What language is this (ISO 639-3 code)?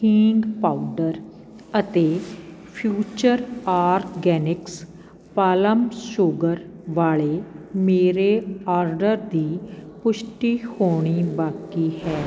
pan